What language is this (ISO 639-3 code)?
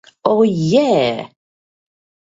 hun